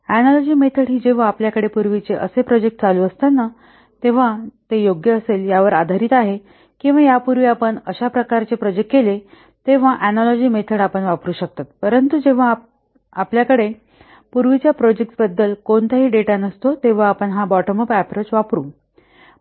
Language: Marathi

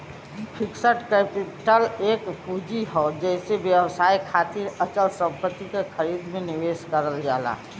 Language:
Bhojpuri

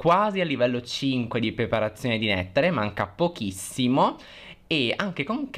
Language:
Italian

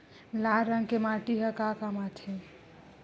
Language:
Chhattisgarhi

